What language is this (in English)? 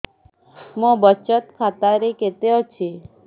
Odia